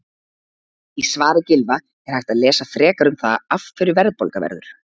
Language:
Icelandic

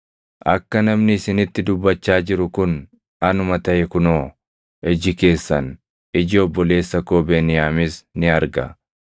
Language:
Oromo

